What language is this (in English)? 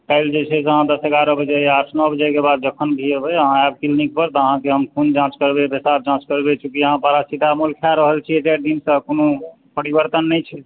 Maithili